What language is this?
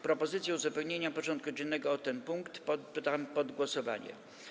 Polish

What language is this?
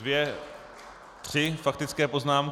Czech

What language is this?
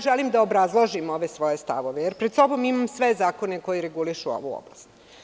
Serbian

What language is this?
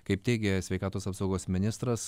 Lithuanian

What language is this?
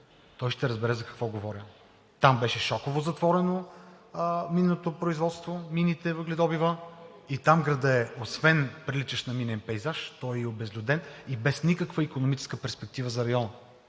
Bulgarian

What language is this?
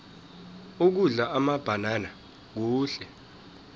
South Ndebele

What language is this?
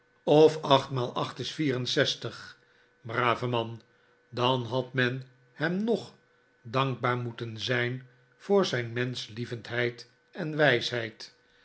Dutch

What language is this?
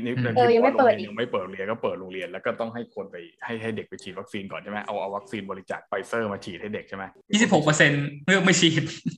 Thai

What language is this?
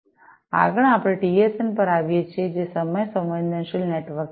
Gujarati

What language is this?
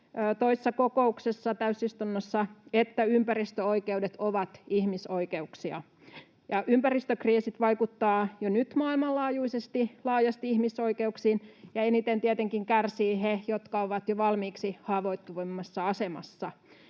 Finnish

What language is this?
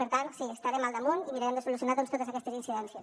Catalan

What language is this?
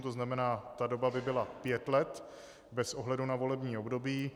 Czech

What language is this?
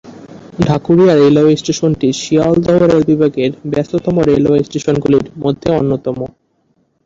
Bangla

